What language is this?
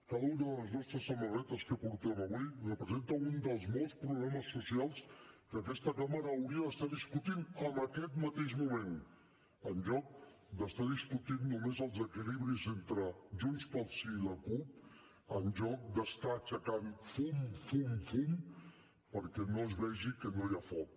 Catalan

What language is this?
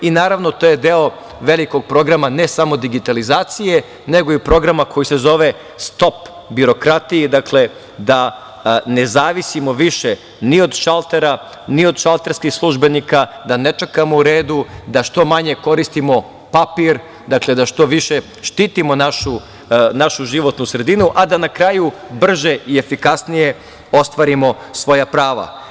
Serbian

